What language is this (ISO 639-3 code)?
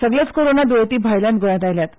kok